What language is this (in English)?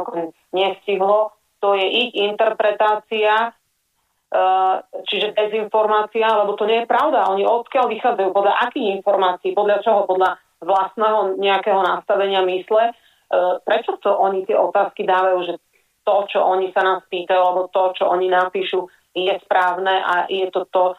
Slovak